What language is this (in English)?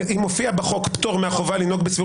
Hebrew